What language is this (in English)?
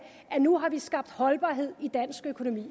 Danish